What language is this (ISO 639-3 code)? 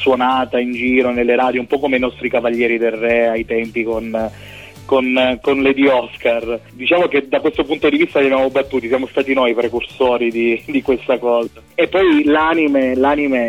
ita